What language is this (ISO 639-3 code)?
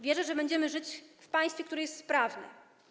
pol